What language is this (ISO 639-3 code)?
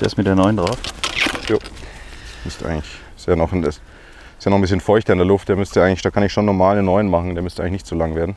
deu